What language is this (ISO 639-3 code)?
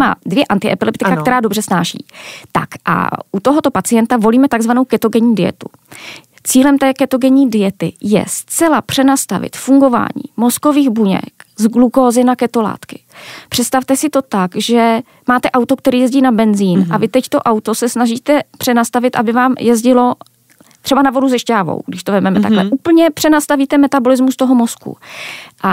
ces